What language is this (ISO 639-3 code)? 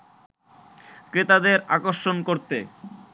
ben